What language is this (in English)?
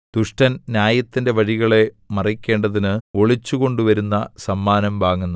Malayalam